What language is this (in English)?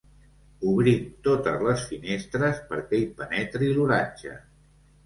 Catalan